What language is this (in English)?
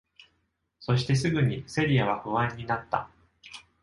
Japanese